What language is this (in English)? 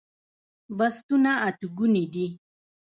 Pashto